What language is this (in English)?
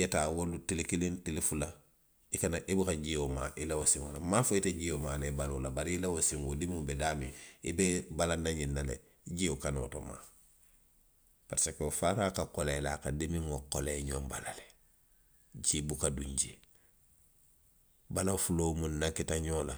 Western Maninkakan